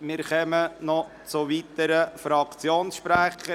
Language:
Swiss German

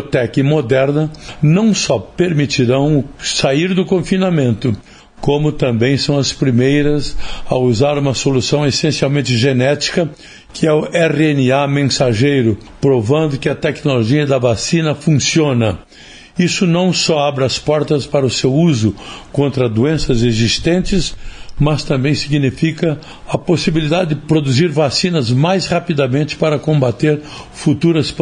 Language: Portuguese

